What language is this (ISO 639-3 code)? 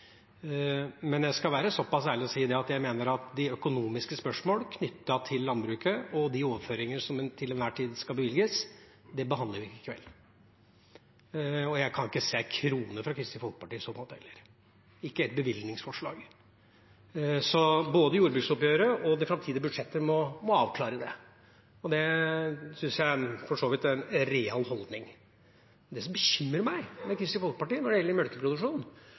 nob